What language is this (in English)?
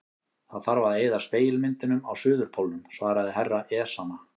Icelandic